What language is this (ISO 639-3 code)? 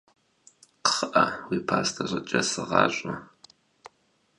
kbd